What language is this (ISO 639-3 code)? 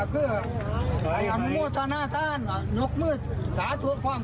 tha